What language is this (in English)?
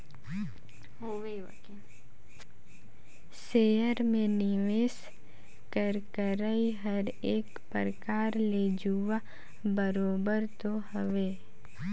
Chhattisgarhi